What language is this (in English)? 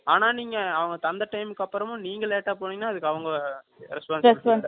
Tamil